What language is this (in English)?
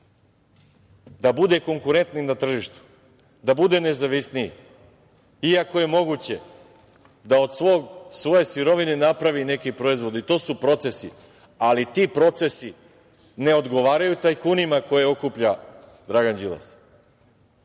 Serbian